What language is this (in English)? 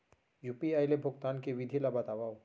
Chhattisgarhi